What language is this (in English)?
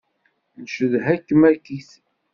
Kabyle